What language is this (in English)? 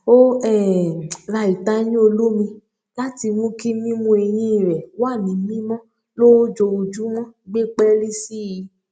Yoruba